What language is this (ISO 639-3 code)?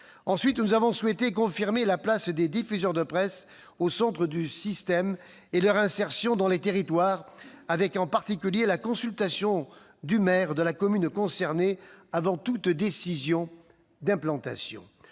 fra